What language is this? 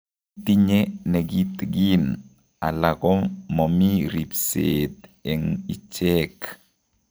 Kalenjin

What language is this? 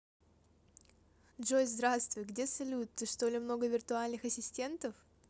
Russian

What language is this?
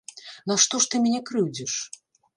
Belarusian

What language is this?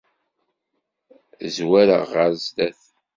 Kabyle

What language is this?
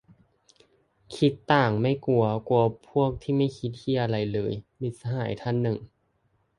Thai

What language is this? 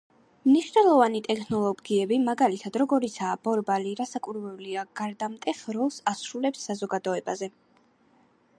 Georgian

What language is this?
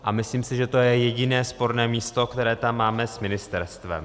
Czech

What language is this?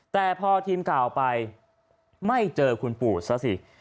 Thai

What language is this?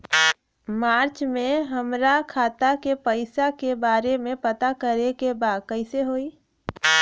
Bhojpuri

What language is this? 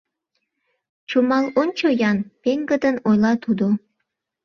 Mari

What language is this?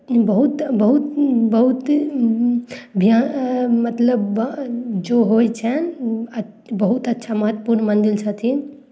Maithili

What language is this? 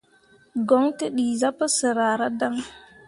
Mundang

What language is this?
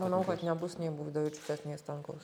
Lithuanian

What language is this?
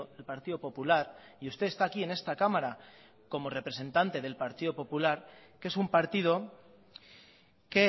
Spanish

